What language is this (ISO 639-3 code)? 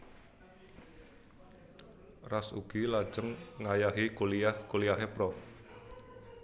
jav